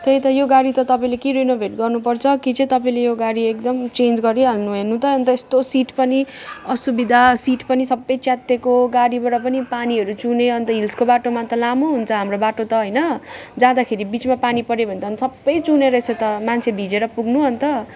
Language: Nepali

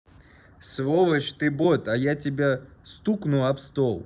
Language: Russian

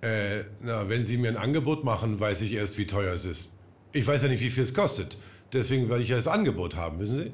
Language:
German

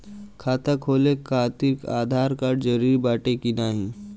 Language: Bhojpuri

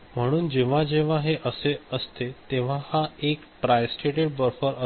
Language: Marathi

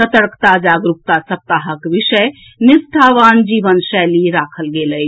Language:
Maithili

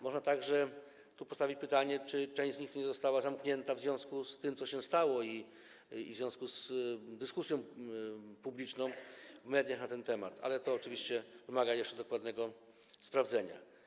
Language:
Polish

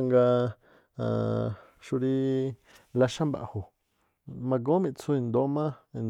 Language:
Tlacoapa Me'phaa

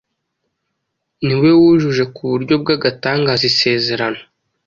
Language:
Kinyarwanda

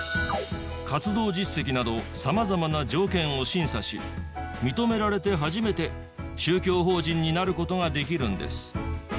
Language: Japanese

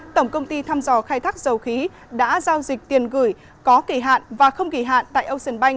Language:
Vietnamese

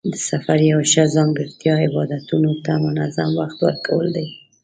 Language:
Pashto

